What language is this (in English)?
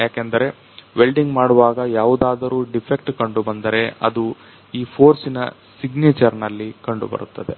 Kannada